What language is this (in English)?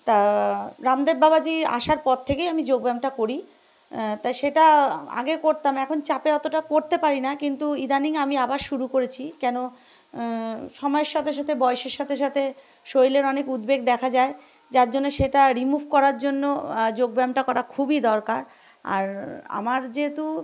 Bangla